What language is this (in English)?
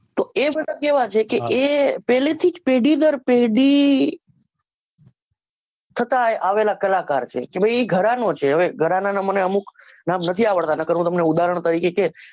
Gujarati